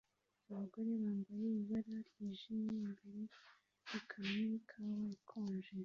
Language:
Kinyarwanda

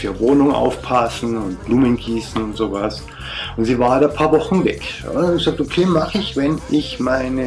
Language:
German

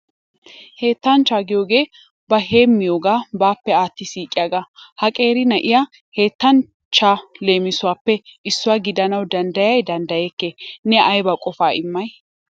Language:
Wolaytta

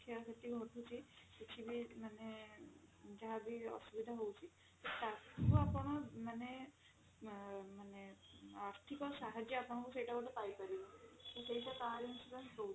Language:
Odia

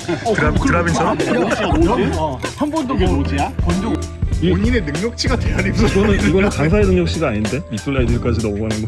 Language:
Korean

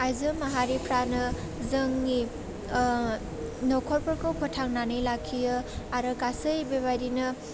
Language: Bodo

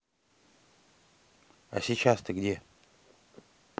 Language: Russian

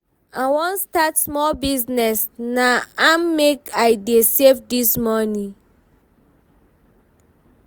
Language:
Nigerian Pidgin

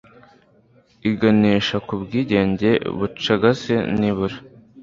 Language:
Kinyarwanda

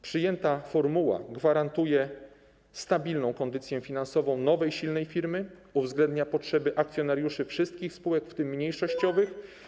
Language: Polish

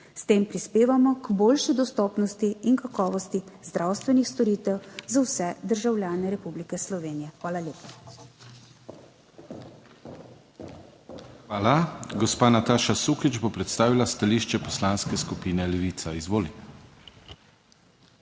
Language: Slovenian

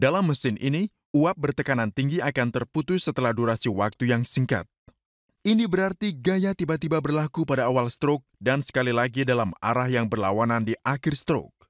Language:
Indonesian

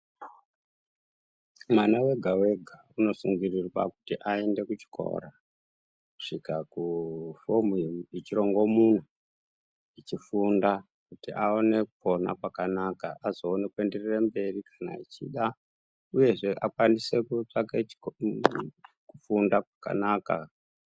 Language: Ndau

